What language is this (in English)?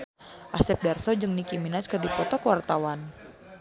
Sundanese